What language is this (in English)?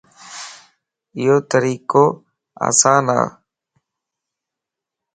Lasi